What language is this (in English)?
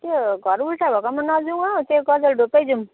Nepali